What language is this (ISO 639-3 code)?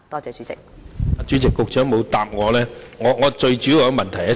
yue